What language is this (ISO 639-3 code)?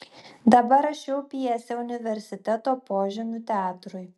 lit